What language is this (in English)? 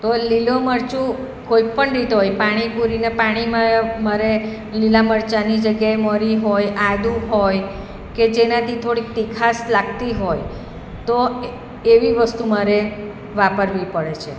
Gujarati